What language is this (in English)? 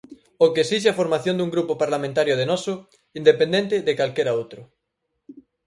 Galician